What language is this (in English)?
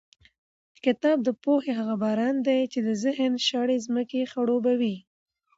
Pashto